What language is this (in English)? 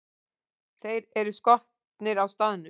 Icelandic